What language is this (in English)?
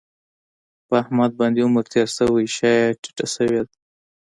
Pashto